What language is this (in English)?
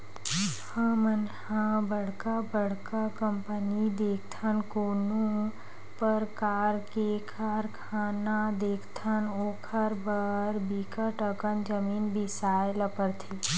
Chhattisgarhi